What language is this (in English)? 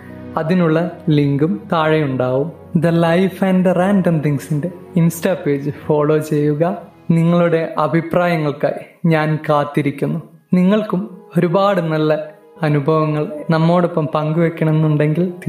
Malayalam